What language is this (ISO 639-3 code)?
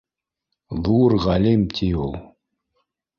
bak